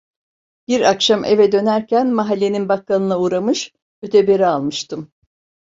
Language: Turkish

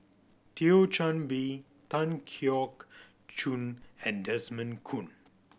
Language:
English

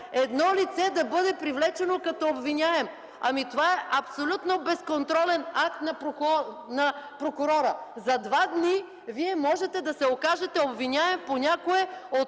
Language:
Bulgarian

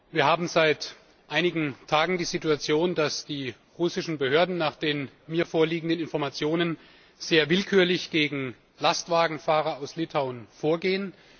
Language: German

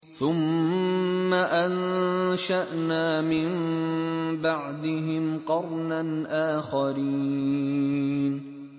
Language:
Arabic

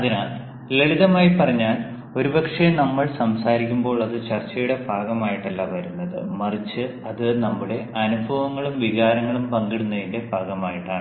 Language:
Malayalam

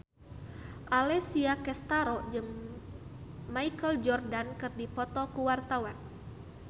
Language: Sundanese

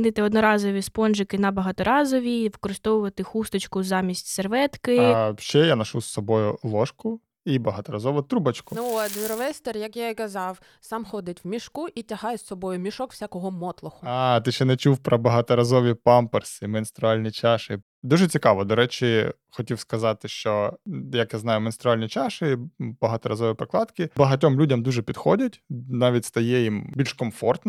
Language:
Ukrainian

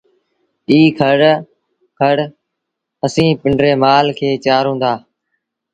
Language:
Sindhi Bhil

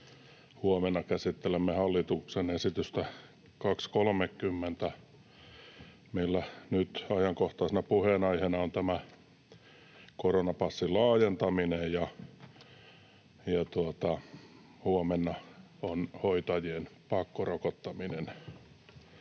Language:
Finnish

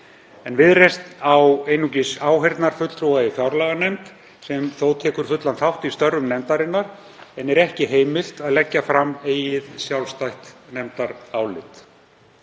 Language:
Icelandic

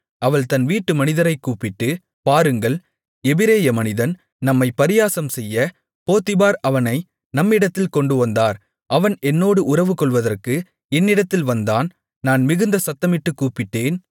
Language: Tamil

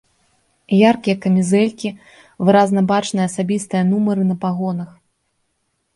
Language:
Belarusian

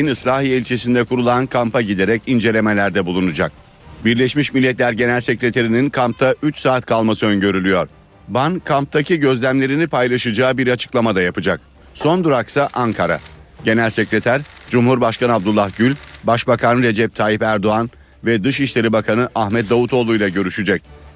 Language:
Turkish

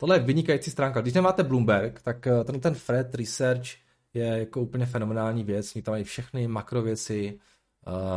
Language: Czech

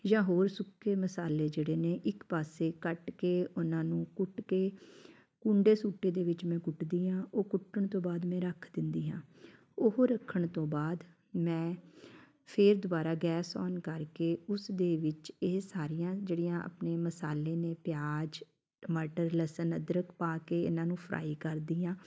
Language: Punjabi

